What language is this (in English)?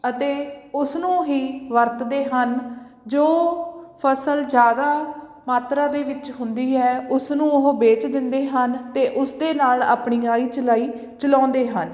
Punjabi